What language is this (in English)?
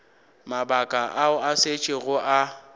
Northern Sotho